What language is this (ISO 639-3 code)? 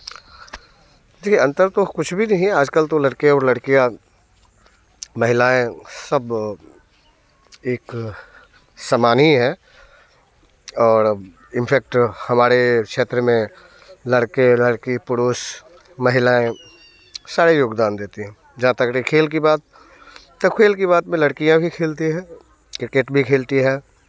hin